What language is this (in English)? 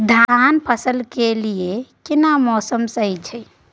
Maithili